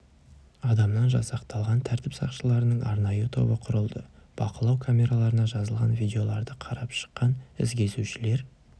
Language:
Kazakh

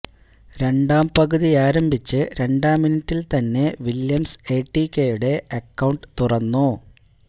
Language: Malayalam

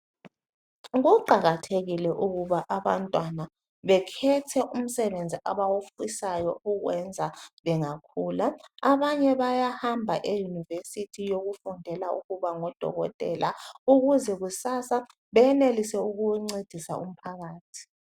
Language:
North Ndebele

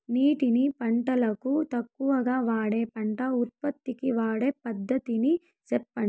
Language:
Telugu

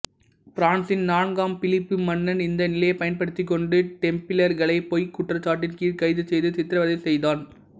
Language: Tamil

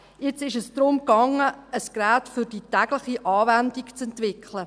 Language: Swiss German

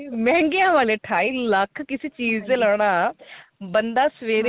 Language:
Punjabi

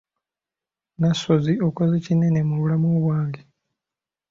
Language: Ganda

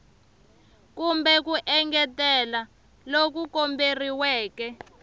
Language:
Tsonga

